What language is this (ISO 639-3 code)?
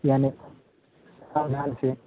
mai